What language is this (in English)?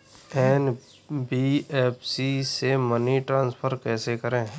Hindi